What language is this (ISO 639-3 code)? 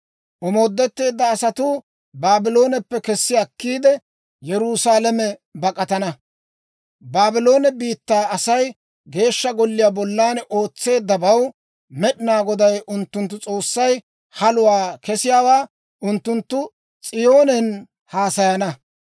dwr